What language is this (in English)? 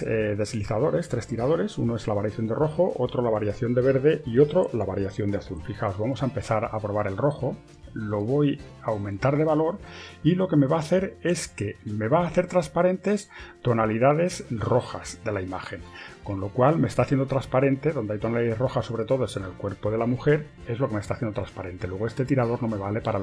Spanish